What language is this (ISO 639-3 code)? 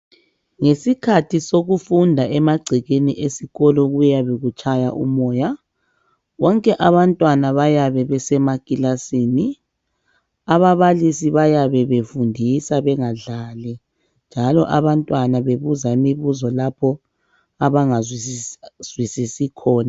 nde